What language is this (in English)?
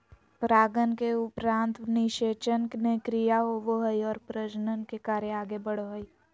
Magahi